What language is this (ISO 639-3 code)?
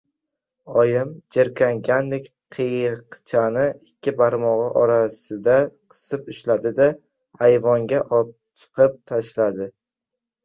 uzb